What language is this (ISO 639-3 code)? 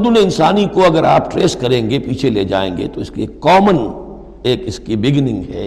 urd